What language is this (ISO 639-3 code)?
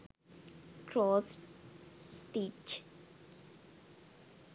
sin